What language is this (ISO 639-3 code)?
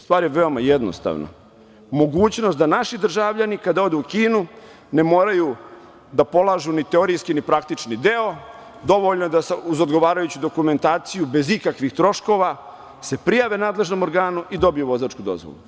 srp